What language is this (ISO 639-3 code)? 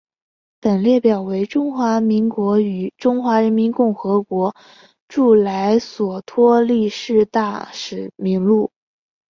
zho